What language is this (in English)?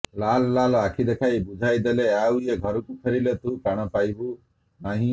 Odia